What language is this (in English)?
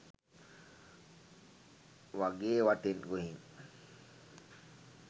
Sinhala